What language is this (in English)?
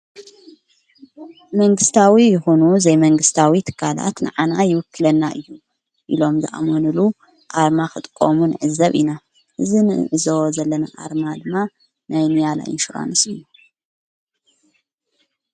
Tigrinya